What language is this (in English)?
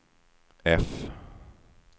Swedish